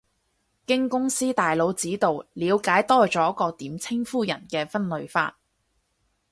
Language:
Cantonese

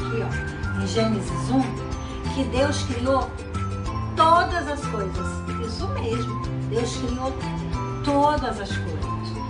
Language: Portuguese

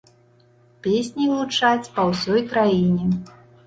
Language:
Belarusian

